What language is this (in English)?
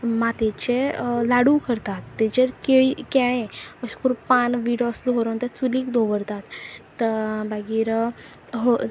Konkani